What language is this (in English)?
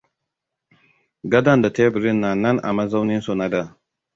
Hausa